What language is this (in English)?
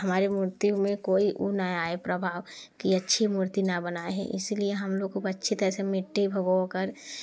Hindi